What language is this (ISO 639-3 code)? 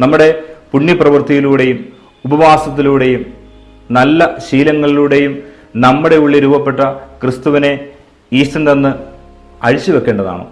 mal